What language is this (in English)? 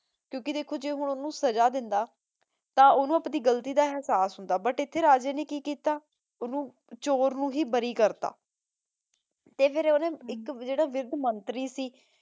Punjabi